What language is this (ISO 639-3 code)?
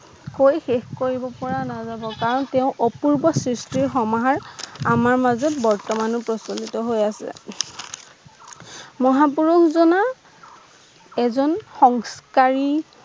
asm